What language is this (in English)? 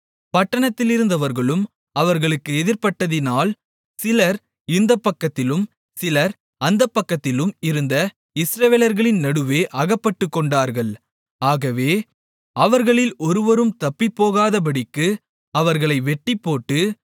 Tamil